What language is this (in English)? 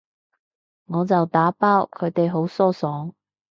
Cantonese